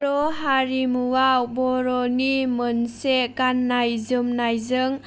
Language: Bodo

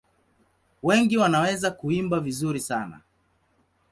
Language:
Swahili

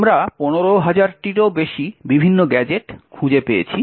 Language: Bangla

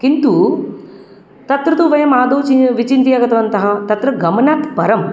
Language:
Sanskrit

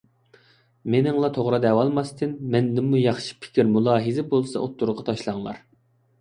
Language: Uyghur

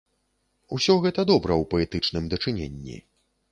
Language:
Belarusian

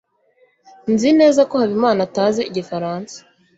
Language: Kinyarwanda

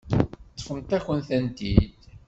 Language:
Kabyle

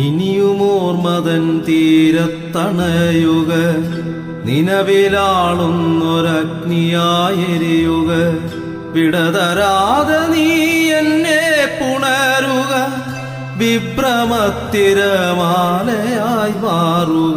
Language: Malayalam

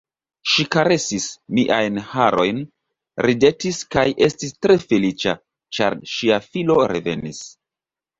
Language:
Esperanto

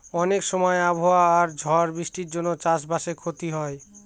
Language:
Bangla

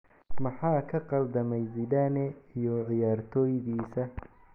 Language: Somali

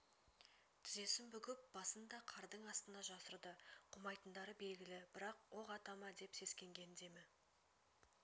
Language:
Kazakh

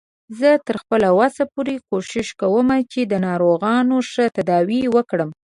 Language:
Pashto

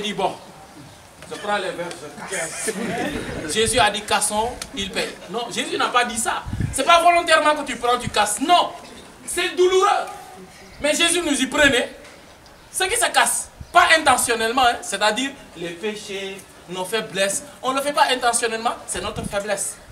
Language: French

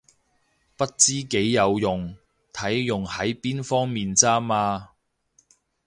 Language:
Cantonese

